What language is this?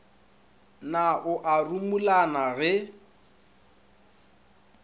Northern Sotho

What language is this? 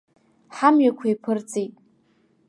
Abkhazian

